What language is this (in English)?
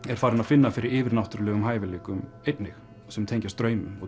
Icelandic